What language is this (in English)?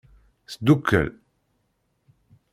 Kabyle